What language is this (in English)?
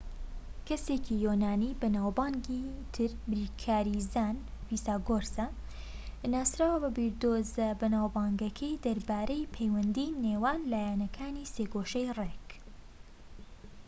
Central Kurdish